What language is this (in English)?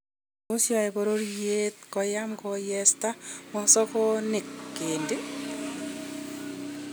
Kalenjin